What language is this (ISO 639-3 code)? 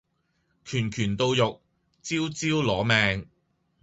yue